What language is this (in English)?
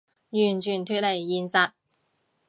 Cantonese